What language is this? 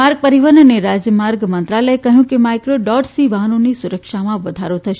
Gujarati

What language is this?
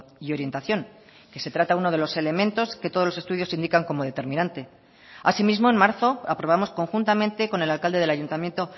Spanish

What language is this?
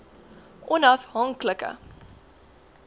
Afrikaans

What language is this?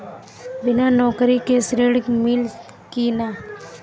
Bhojpuri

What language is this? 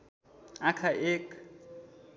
Nepali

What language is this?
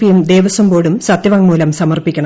Malayalam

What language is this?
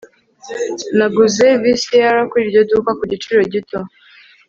Kinyarwanda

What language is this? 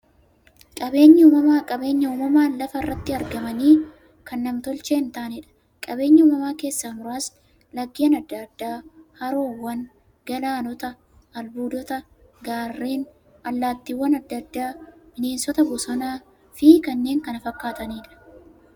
Oromo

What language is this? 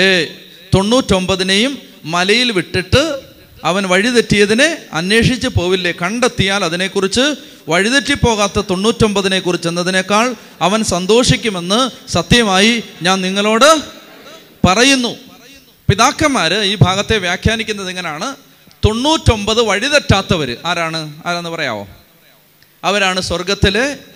Malayalam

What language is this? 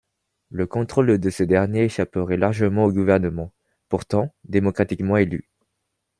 French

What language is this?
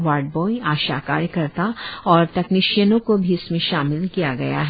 Hindi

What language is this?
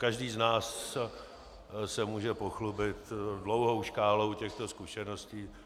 Czech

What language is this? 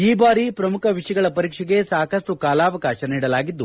Kannada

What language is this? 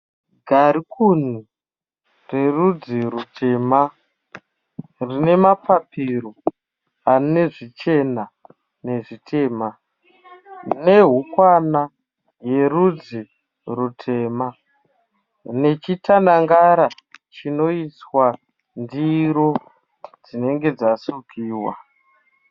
Shona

